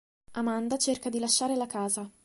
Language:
Italian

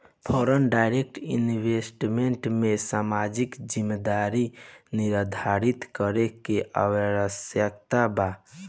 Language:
Bhojpuri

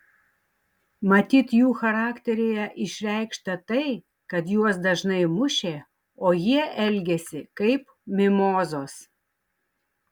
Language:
Lithuanian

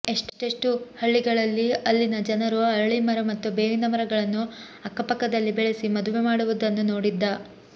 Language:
Kannada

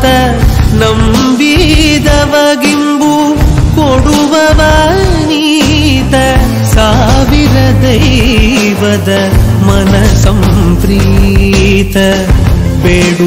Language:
Arabic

